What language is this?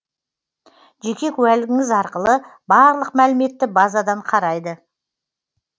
Kazakh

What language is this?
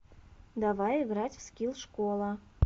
Russian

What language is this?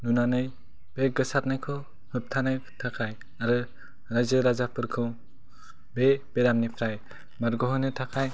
Bodo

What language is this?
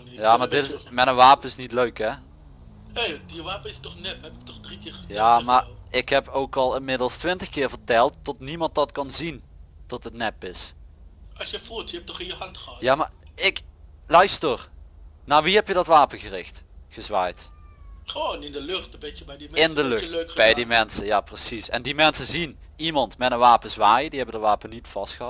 Dutch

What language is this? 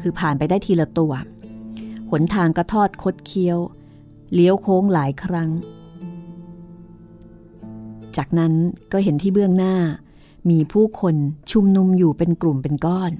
Thai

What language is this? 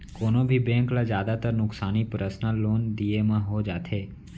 Chhattisgarhi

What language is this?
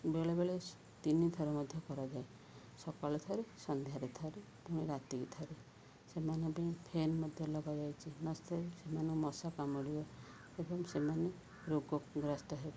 Odia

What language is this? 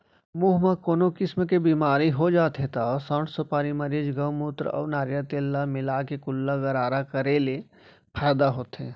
Chhattisgarhi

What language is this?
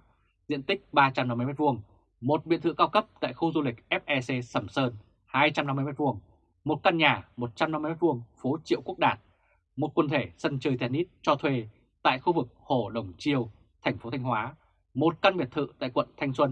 Vietnamese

